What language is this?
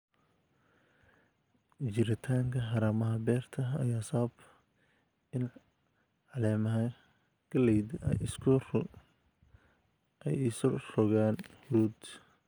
Somali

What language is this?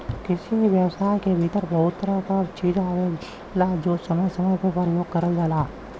Bhojpuri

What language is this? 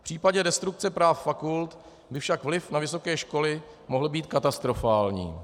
Czech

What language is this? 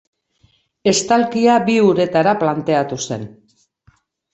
Basque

